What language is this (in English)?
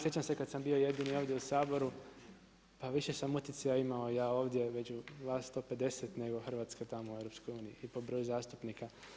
Croatian